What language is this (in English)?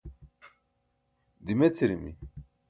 Burushaski